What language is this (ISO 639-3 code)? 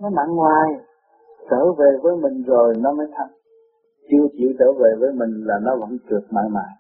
vie